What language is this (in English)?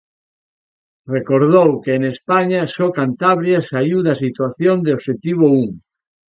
Galician